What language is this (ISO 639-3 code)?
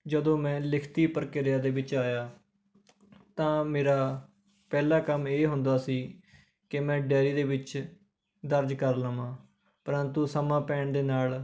pan